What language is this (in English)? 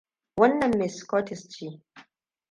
Hausa